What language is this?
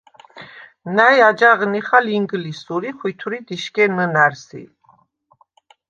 Svan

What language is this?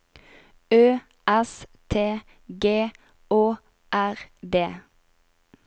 Norwegian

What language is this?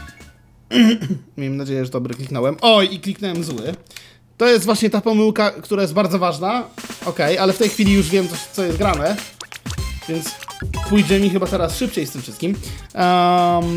Polish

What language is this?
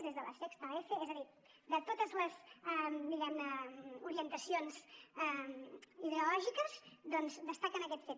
Catalan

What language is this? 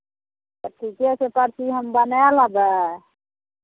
Maithili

